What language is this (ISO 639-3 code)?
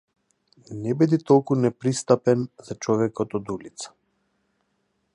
mkd